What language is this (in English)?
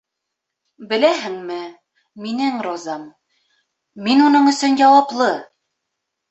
Bashkir